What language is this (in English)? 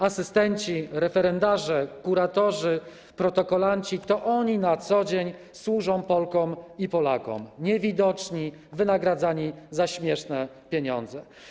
Polish